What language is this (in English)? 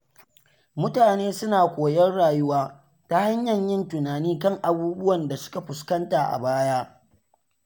Hausa